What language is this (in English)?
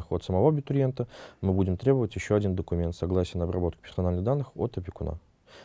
Russian